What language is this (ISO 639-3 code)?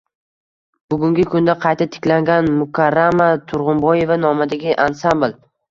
uzb